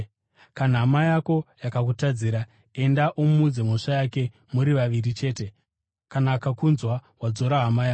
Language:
Shona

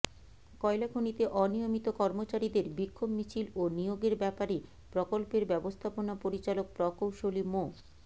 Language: Bangla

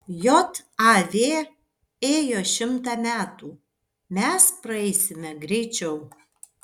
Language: Lithuanian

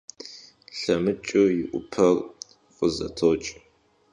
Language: Kabardian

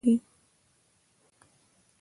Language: Pashto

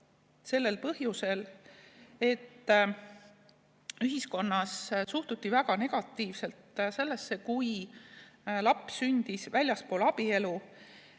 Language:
Estonian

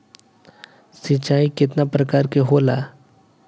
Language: Bhojpuri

